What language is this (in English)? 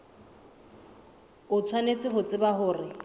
Southern Sotho